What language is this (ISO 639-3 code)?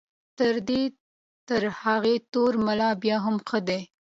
pus